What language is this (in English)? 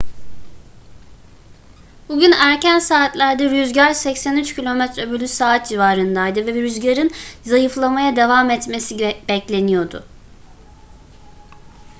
Turkish